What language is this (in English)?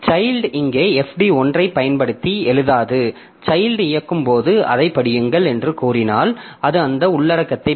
Tamil